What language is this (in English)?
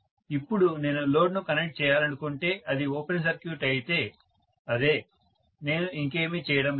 Telugu